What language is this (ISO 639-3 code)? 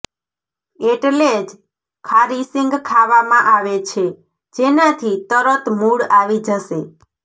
guj